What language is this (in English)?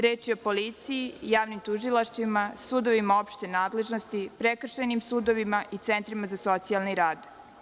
Serbian